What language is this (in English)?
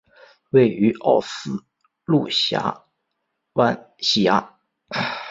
Chinese